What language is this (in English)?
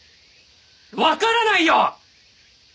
Japanese